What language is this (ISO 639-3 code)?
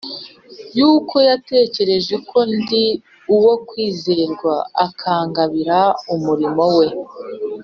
kin